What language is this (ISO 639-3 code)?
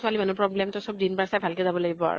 asm